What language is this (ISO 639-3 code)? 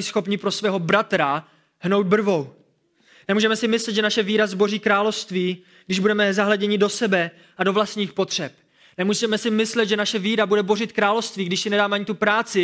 ces